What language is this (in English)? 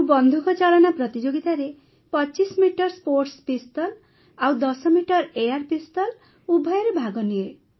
Odia